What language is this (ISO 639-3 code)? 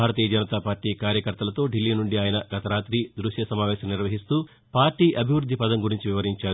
tel